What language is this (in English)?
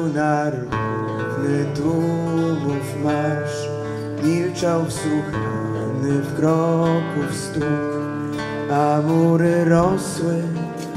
Polish